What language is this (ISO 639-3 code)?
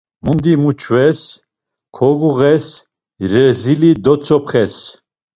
lzz